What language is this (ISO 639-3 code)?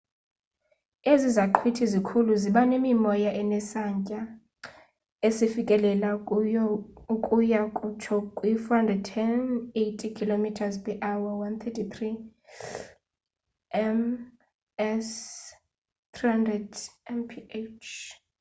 xho